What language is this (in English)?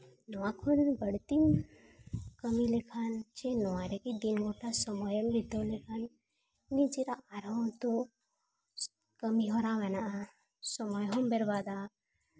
Santali